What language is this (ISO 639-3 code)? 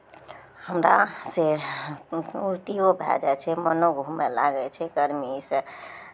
mai